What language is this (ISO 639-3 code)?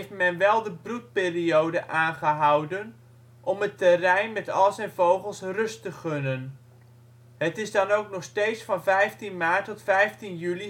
nld